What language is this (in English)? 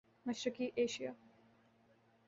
Urdu